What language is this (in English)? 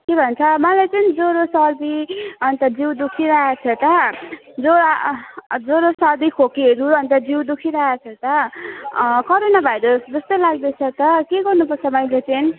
Nepali